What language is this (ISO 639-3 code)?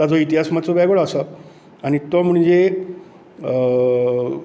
kok